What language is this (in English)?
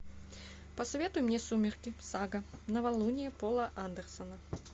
Russian